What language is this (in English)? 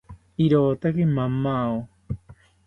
South Ucayali Ashéninka